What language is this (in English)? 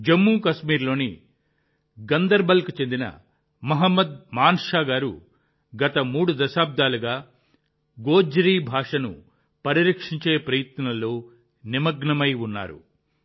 Telugu